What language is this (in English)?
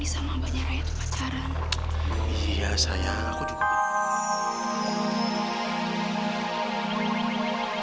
Indonesian